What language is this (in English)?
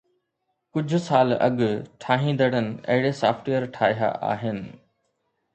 Sindhi